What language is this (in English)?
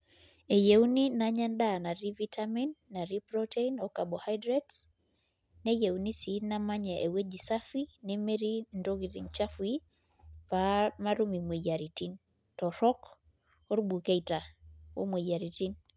Masai